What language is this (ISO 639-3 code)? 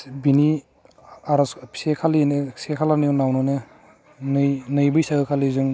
brx